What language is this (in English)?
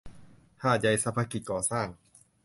Thai